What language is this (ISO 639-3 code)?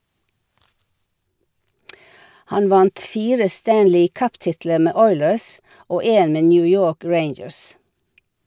nor